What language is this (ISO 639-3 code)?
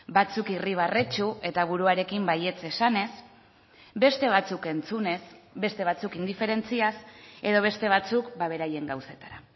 eus